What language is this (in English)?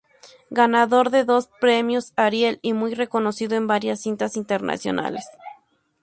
Spanish